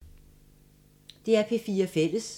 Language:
Danish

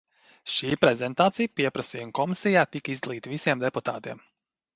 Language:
Latvian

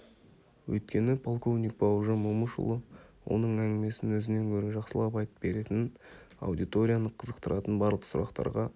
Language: Kazakh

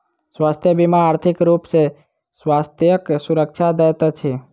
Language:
Maithili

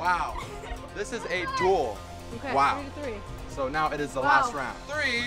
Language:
English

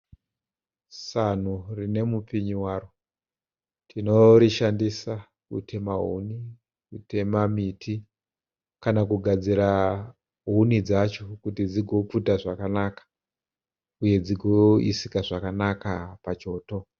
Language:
Shona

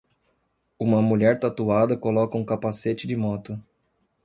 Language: Portuguese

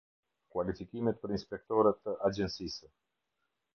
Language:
Albanian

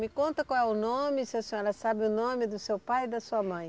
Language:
Portuguese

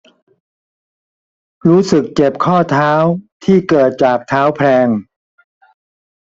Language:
Thai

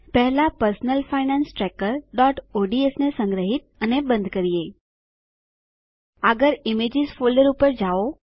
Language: Gujarati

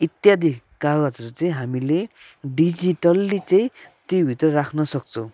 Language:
Nepali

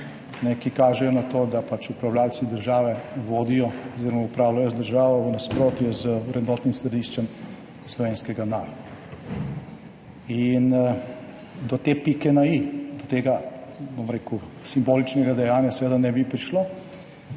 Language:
Slovenian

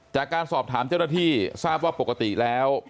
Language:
Thai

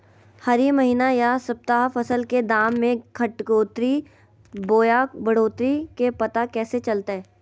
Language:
Magahi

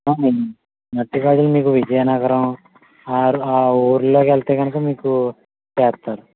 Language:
Telugu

